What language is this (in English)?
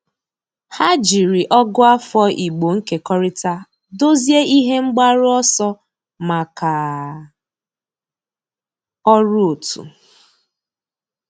Igbo